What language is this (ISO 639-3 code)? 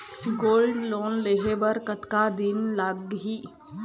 hne